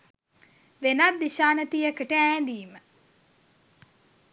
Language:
Sinhala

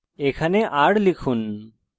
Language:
Bangla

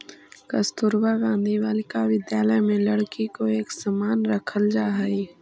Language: Magahi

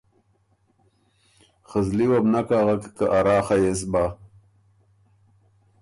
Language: Ormuri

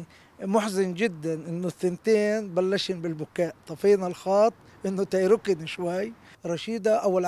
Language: Arabic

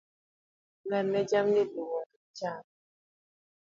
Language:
Luo (Kenya and Tanzania)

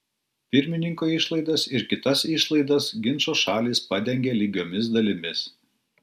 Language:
Lithuanian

